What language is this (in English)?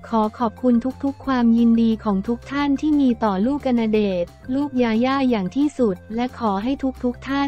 Thai